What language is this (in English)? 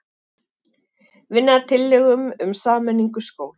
Icelandic